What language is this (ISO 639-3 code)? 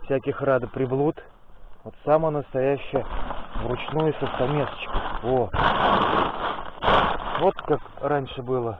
rus